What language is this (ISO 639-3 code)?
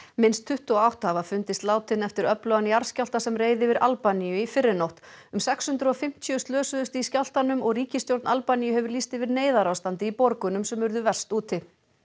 isl